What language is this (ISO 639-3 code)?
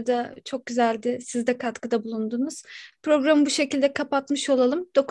tur